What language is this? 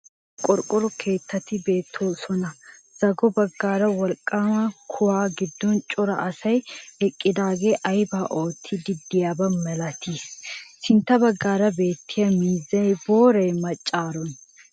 Wolaytta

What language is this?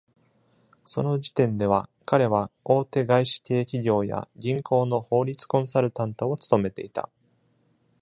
Japanese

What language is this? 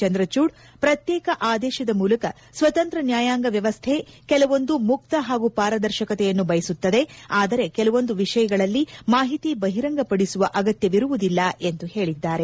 Kannada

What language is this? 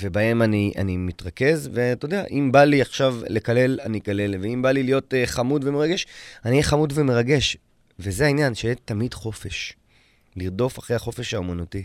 Hebrew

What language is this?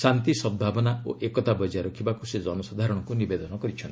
Odia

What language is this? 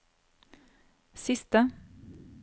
Norwegian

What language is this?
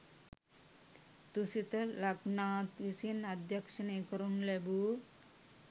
Sinhala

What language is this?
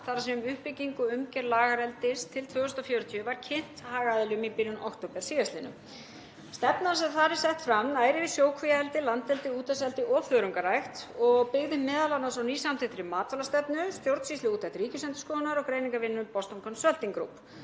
Icelandic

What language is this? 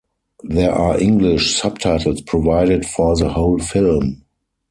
English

